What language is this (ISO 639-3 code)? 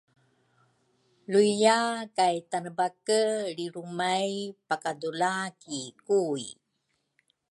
dru